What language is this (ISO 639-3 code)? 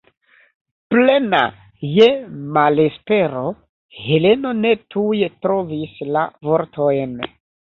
epo